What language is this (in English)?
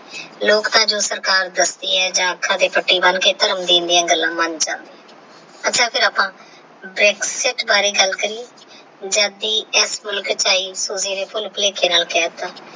Punjabi